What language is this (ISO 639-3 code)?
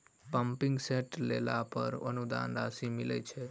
mai